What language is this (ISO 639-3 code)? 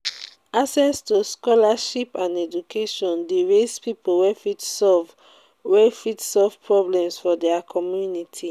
pcm